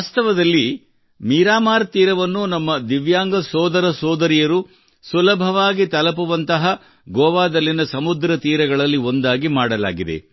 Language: Kannada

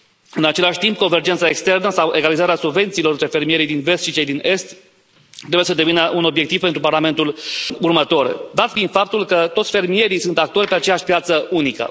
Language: Romanian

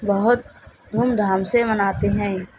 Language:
Urdu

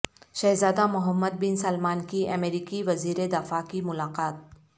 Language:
Urdu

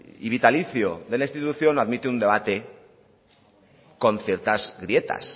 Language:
Spanish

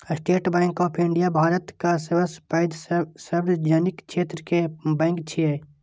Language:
Maithili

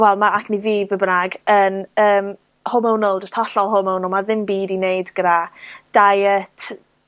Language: Welsh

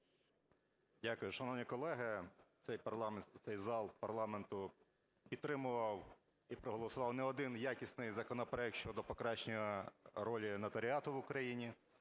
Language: Ukrainian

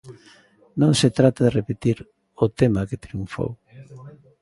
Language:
Galician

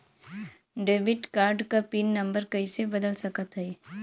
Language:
Bhojpuri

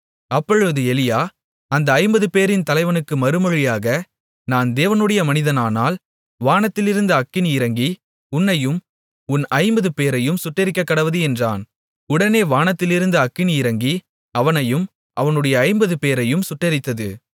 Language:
Tamil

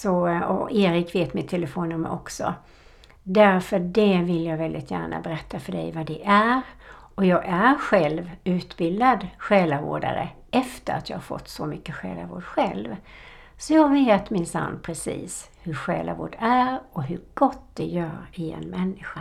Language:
Swedish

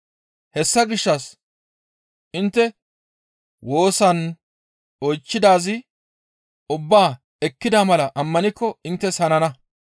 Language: Gamo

